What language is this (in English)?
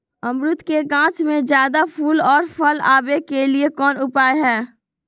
Magahi